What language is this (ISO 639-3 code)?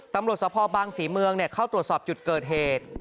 tha